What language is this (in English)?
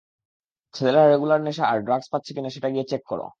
Bangla